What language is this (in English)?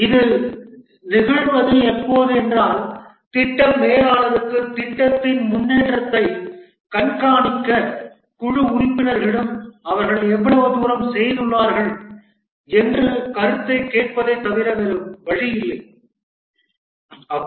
Tamil